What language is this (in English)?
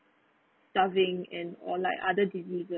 English